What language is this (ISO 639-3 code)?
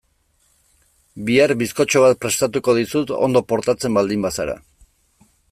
eus